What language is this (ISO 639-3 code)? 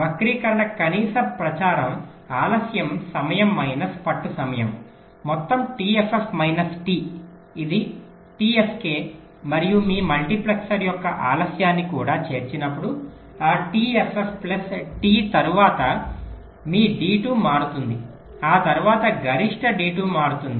tel